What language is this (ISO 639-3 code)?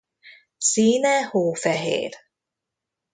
hun